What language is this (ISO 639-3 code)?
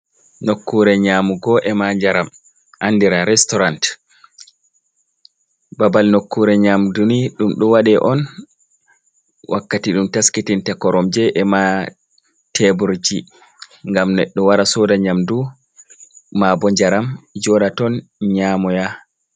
ful